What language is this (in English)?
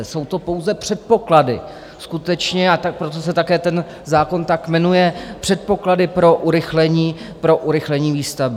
Czech